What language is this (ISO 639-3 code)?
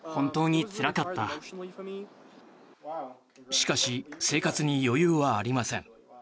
jpn